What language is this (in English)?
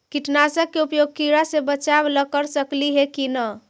Magahi